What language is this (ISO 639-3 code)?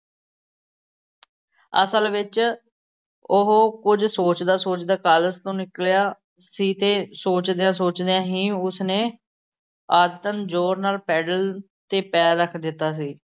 pan